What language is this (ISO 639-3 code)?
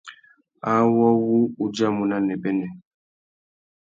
bag